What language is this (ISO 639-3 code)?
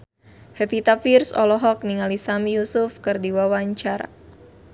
sun